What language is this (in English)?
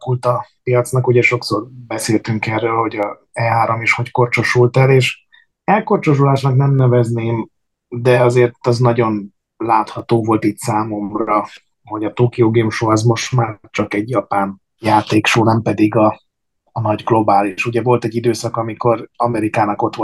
Hungarian